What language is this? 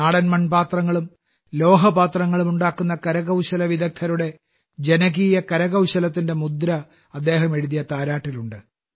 Malayalam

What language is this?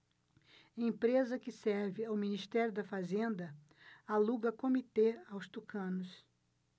Portuguese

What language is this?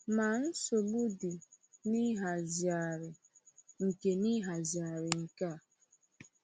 Igbo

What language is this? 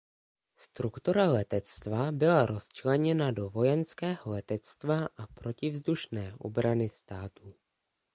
Czech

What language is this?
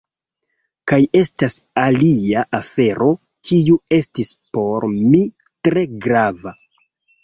Esperanto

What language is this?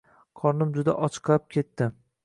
Uzbek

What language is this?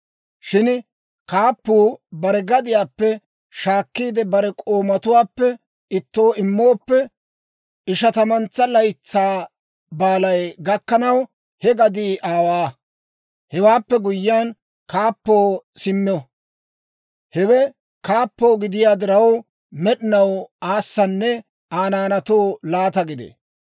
Dawro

